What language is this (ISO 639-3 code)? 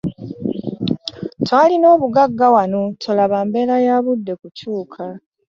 lug